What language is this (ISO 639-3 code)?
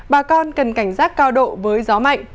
vie